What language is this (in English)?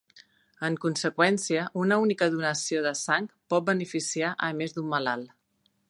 Catalan